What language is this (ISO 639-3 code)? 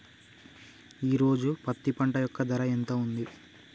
tel